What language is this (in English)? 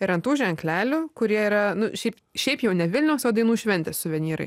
Lithuanian